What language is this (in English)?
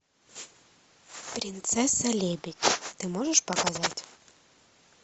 Russian